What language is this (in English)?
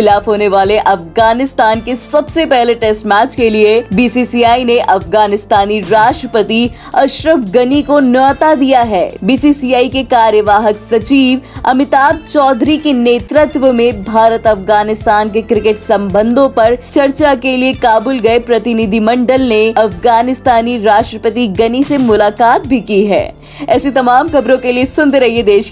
Hindi